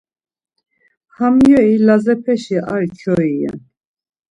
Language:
Laz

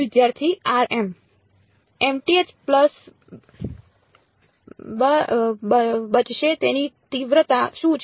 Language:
Gujarati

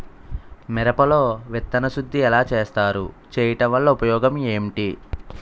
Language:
Telugu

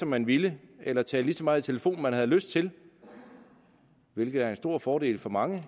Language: Danish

